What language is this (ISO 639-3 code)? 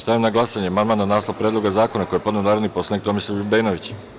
srp